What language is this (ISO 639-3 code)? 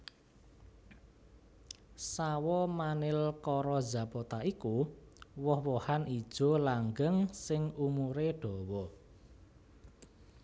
jav